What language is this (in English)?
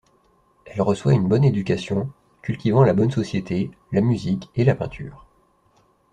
French